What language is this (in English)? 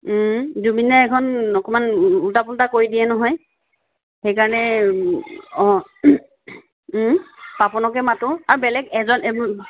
Assamese